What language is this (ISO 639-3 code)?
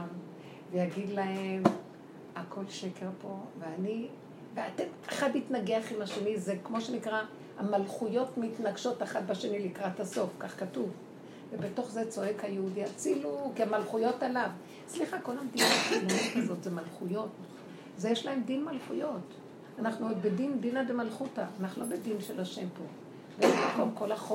heb